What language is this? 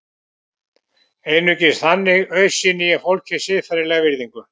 Icelandic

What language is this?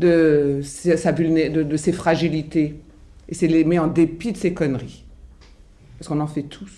French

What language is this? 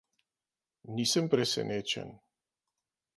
Slovenian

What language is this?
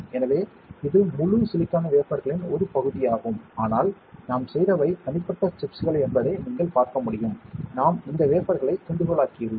Tamil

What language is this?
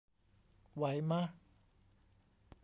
Thai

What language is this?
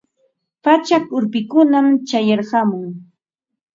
Ambo-Pasco Quechua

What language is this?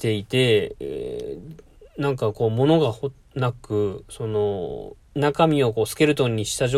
Japanese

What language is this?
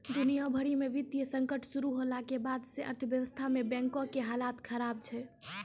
Maithili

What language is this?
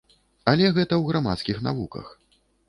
Belarusian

